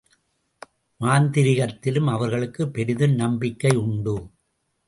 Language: Tamil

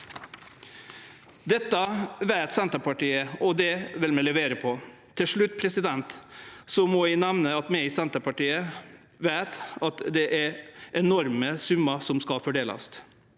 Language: Norwegian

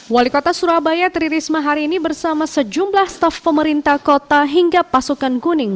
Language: Indonesian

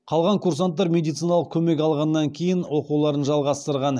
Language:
Kazakh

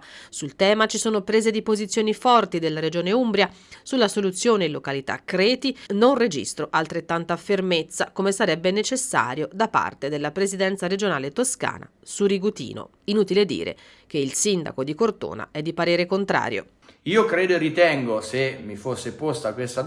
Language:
Italian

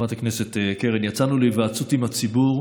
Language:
Hebrew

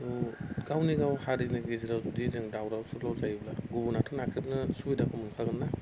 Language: Bodo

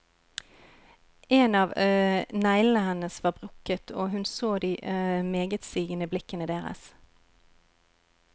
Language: Norwegian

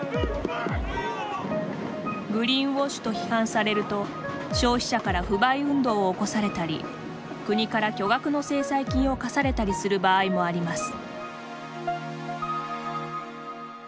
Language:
Japanese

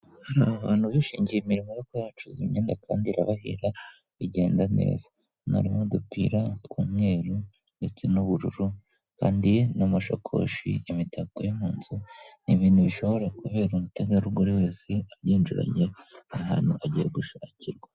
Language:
Kinyarwanda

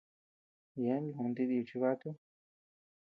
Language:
Tepeuxila Cuicatec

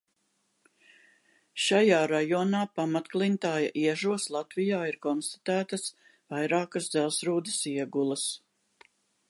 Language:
Latvian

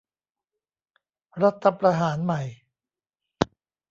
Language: Thai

